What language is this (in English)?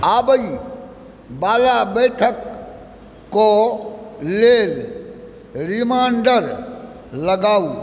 Maithili